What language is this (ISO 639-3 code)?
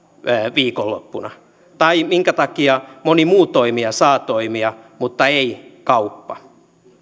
fin